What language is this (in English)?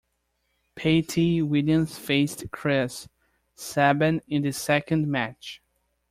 English